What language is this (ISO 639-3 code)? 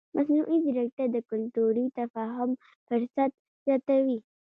pus